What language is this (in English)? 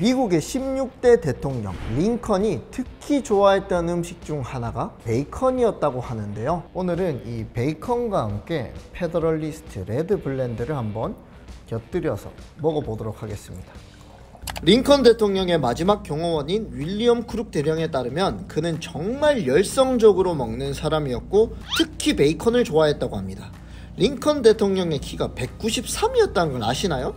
Korean